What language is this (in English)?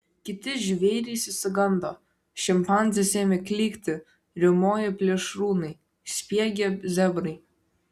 Lithuanian